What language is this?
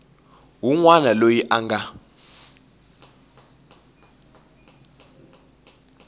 Tsonga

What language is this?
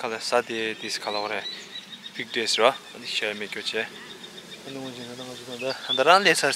Romanian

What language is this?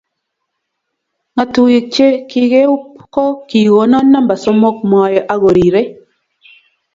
Kalenjin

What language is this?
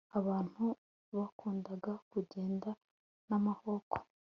Kinyarwanda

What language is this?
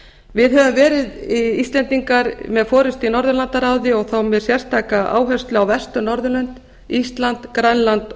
Icelandic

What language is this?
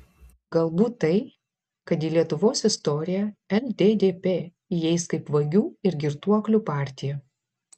Lithuanian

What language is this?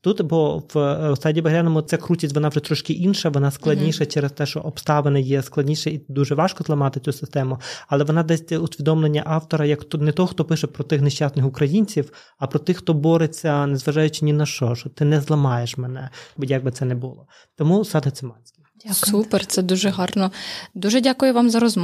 Ukrainian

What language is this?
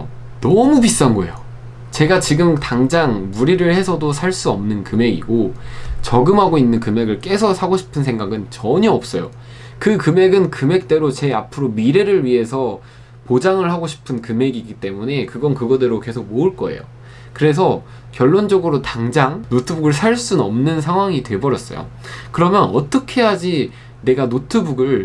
Korean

